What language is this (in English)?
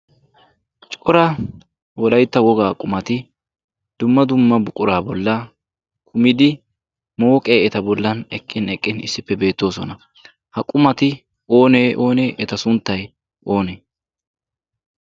Wolaytta